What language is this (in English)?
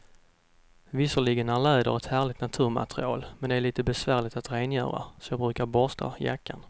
Swedish